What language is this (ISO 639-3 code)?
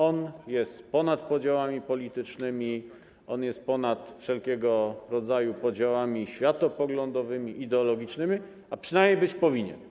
pol